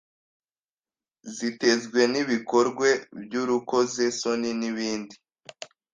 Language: Kinyarwanda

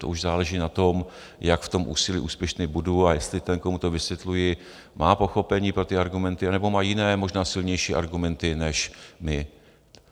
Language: Czech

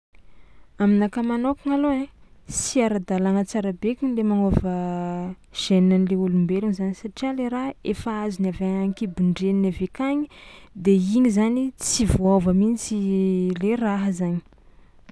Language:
Tsimihety Malagasy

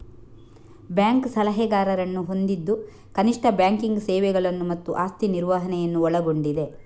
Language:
Kannada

